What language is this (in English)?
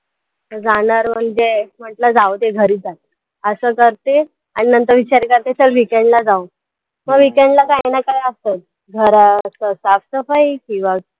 Marathi